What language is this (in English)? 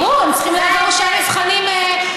Hebrew